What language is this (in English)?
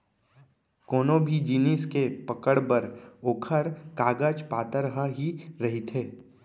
Chhattisgarhi